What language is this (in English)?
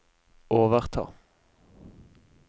Norwegian